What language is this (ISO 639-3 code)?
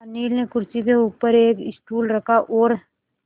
hin